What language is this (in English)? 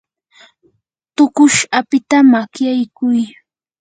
Yanahuanca Pasco Quechua